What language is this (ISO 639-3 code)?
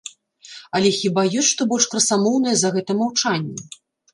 bel